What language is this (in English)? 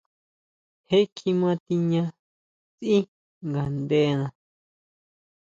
Huautla Mazatec